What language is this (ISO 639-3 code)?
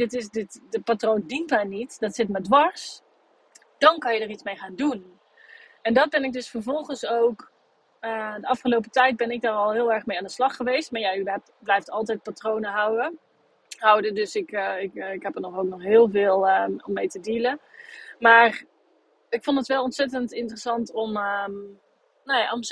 nld